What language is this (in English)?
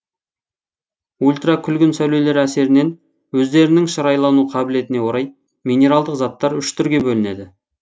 Kazakh